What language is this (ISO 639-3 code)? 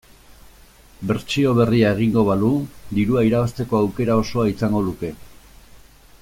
eus